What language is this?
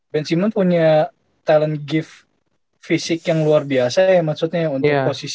Indonesian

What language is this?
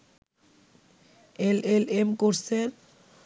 Bangla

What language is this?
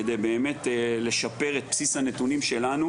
Hebrew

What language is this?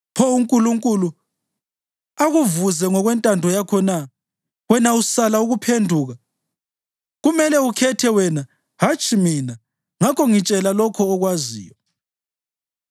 North Ndebele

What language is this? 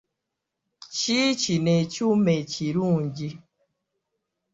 Ganda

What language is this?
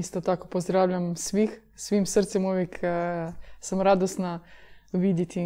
Croatian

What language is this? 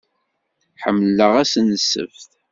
Kabyle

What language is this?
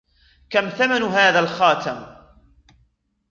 Arabic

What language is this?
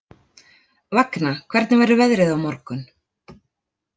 Icelandic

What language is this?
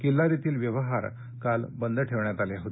Marathi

